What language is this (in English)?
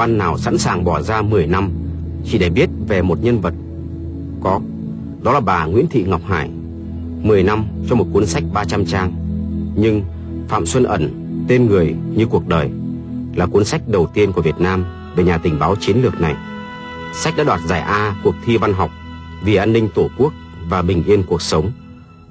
Vietnamese